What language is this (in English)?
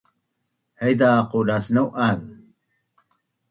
Bunun